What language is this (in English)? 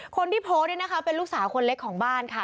Thai